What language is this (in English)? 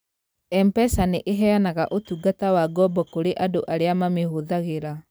Kikuyu